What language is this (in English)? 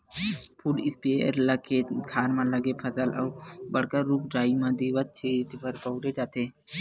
Chhattisgarhi